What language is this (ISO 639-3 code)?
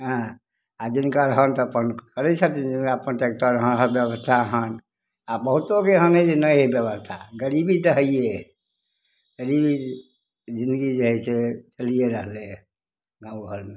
mai